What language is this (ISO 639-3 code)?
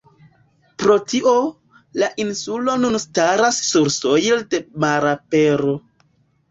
epo